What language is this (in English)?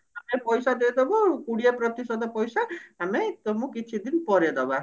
Odia